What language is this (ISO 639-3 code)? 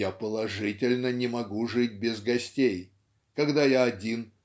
rus